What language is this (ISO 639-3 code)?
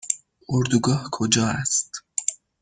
fas